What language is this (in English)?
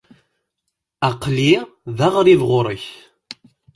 Kabyle